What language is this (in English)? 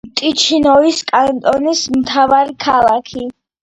Georgian